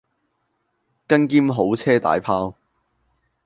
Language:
Cantonese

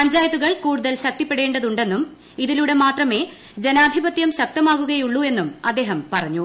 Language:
Malayalam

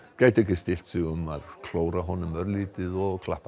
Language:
Icelandic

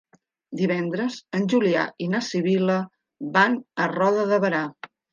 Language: Catalan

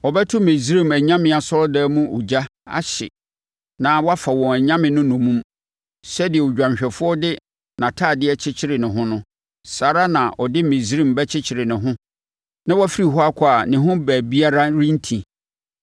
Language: Akan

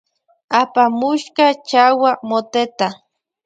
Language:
Loja Highland Quichua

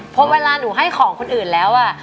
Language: Thai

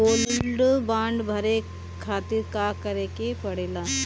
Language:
Bhojpuri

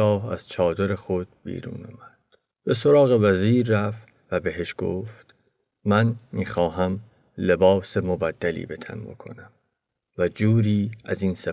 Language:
Persian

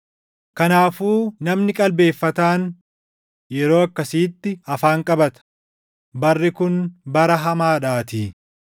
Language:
Oromo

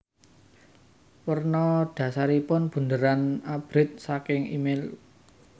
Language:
Javanese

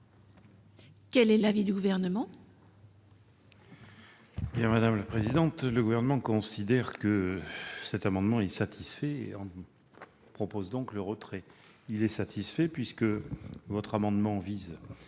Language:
French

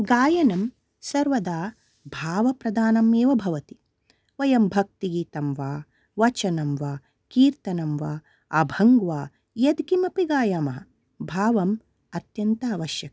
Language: Sanskrit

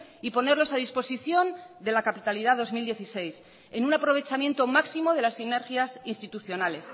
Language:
Spanish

